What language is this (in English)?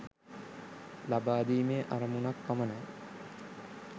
Sinhala